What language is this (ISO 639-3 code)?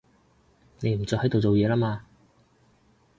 yue